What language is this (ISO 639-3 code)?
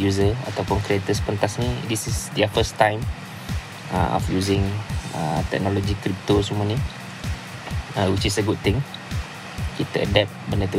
msa